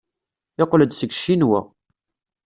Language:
Kabyle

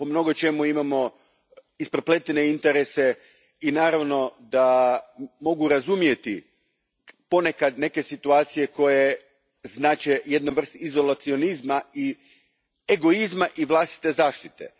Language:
Croatian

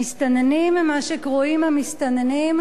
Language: Hebrew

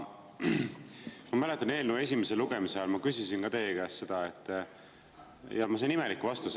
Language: Estonian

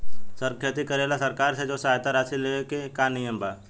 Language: Bhojpuri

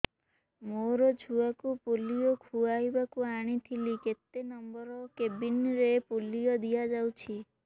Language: Odia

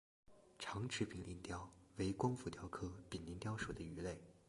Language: Chinese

